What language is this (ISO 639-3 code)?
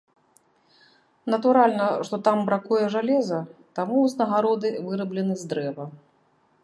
bel